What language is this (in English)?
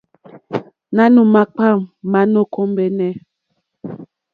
Mokpwe